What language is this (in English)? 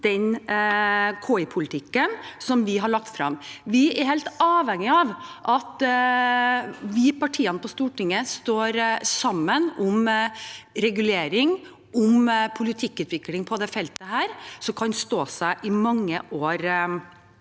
Norwegian